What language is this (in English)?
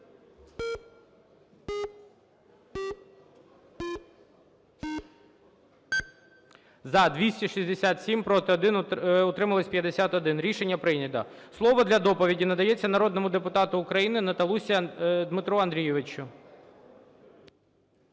Ukrainian